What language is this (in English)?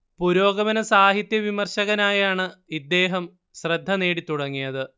Malayalam